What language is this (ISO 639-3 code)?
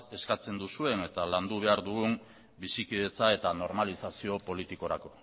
eus